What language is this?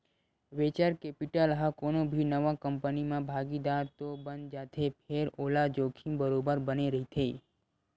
Chhattisgarhi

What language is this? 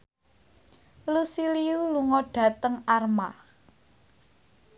Javanese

